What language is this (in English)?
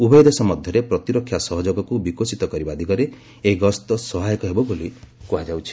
Odia